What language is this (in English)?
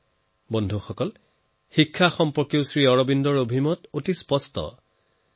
Assamese